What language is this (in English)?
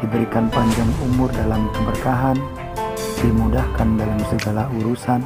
Indonesian